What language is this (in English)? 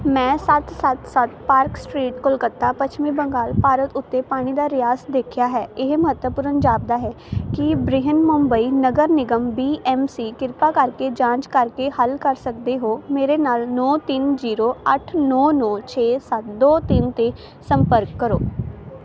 Punjabi